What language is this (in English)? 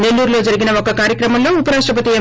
Telugu